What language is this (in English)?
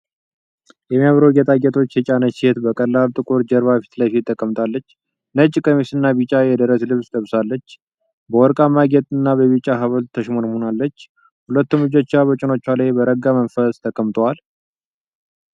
Amharic